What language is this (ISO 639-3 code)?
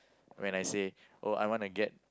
eng